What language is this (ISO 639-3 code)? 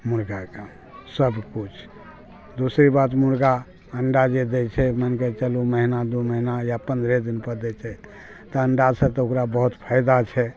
mai